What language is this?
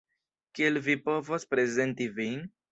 Esperanto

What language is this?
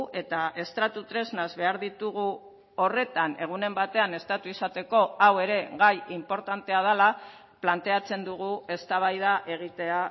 Basque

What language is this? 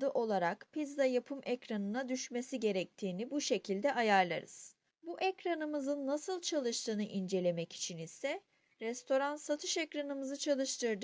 Turkish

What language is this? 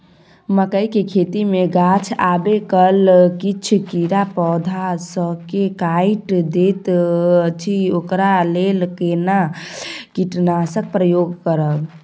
Maithili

